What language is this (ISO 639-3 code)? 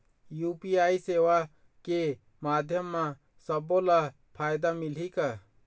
hne